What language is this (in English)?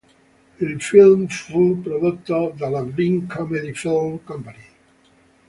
Italian